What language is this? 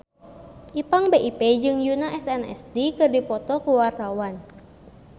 Sundanese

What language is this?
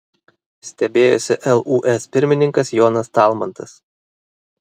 Lithuanian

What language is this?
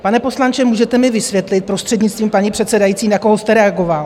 Czech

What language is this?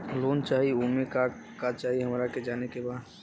Bhojpuri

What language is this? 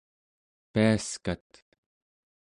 Central Yupik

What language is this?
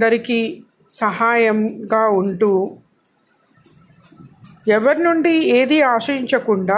Telugu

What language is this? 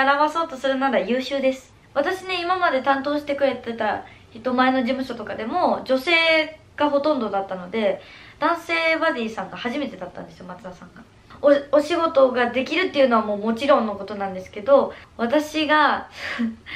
Japanese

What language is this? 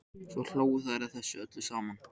Icelandic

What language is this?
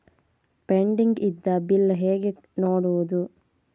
Kannada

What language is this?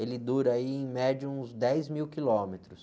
Portuguese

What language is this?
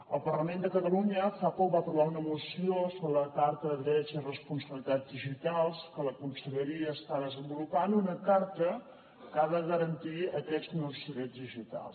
Catalan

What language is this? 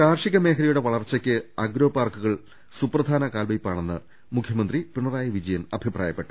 Malayalam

